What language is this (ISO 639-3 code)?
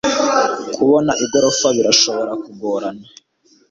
kin